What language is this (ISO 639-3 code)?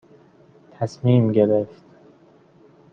fas